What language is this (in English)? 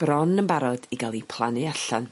Welsh